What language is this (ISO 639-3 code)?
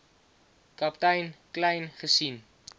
afr